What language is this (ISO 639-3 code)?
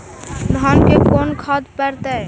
mag